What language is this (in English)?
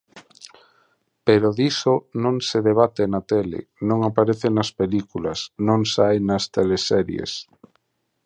Galician